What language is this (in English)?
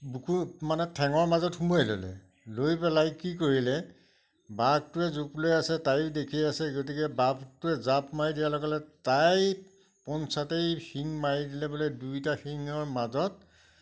Assamese